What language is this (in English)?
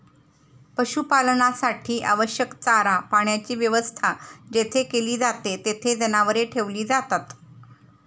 Marathi